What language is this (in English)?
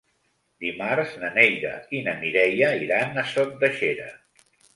Catalan